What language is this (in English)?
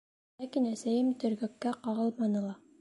Bashkir